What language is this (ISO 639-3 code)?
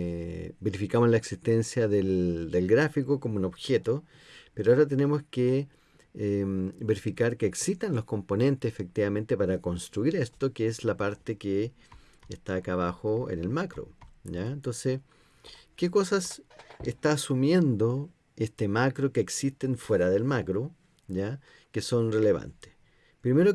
spa